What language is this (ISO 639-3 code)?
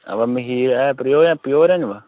doi